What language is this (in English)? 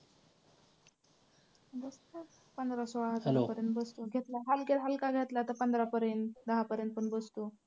Marathi